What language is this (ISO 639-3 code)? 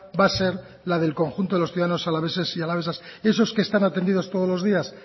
spa